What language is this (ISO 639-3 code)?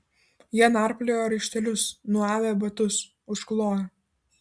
lit